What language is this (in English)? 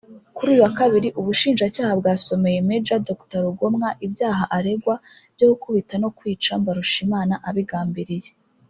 Kinyarwanda